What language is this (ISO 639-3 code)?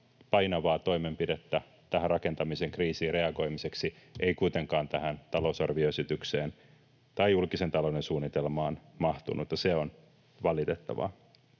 fin